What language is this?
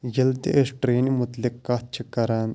Kashmiri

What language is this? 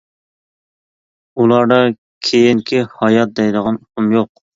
Uyghur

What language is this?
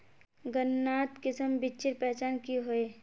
Magahi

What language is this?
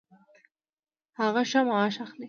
Pashto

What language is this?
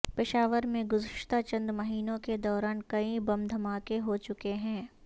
Urdu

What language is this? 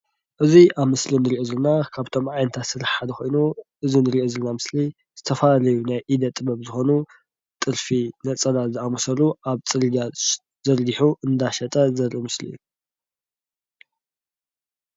Tigrinya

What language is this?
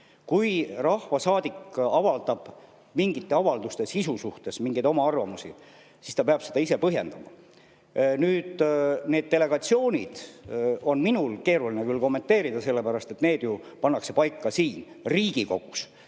Estonian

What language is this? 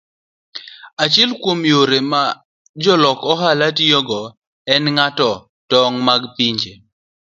Luo (Kenya and Tanzania)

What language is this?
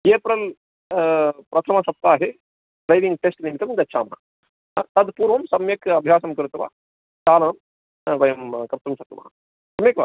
Sanskrit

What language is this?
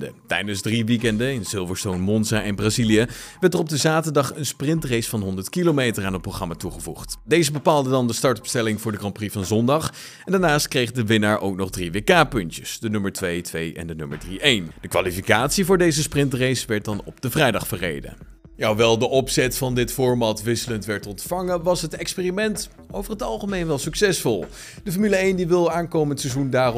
Dutch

